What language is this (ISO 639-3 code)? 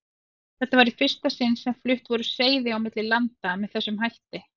isl